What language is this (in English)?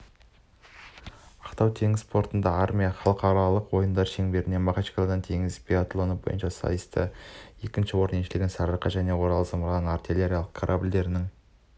Kazakh